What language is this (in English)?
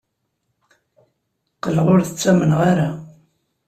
Kabyle